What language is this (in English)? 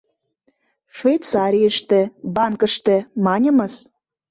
Mari